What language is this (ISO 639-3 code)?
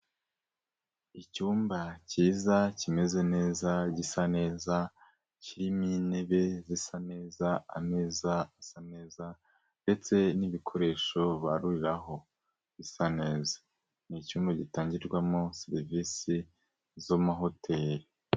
kin